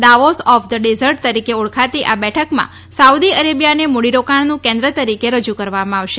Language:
Gujarati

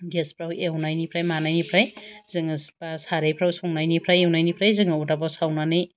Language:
Bodo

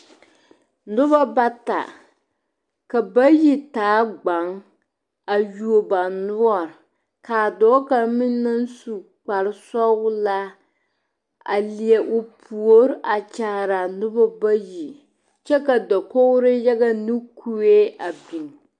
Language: Southern Dagaare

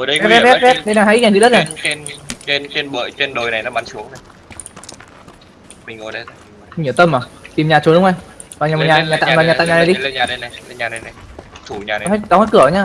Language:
Vietnamese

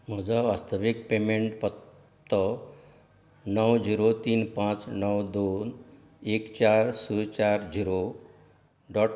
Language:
Konkani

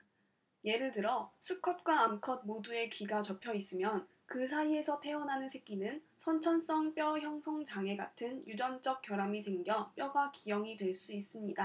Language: Korean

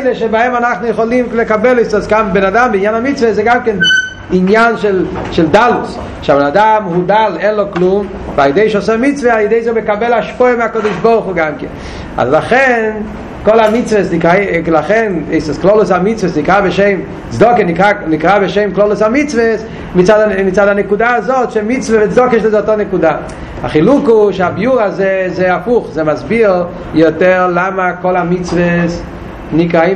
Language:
Hebrew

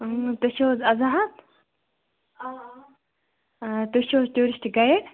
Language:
Kashmiri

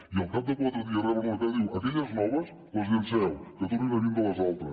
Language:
Catalan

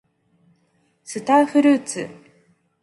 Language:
Japanese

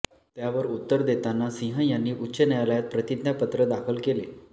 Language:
Marathi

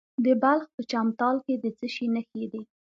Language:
Pashto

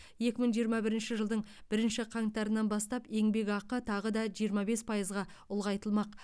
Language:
Kazakh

